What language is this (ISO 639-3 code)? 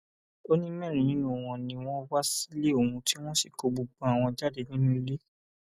yor